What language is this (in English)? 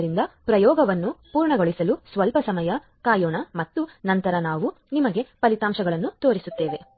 Kannada